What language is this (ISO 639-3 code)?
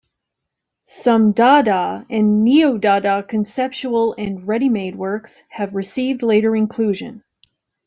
eng